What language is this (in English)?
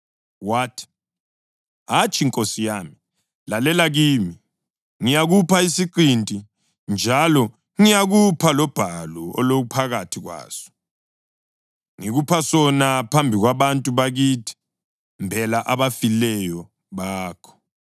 North Ndebele